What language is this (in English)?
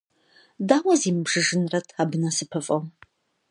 Kabardian